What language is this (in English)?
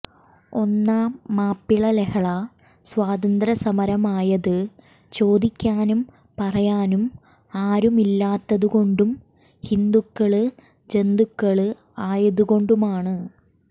Malayalam